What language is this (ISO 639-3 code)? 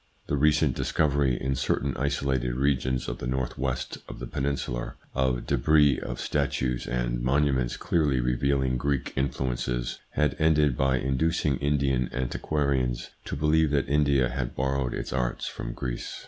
eng